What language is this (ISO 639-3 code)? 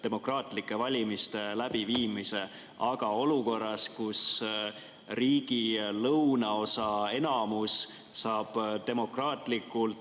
est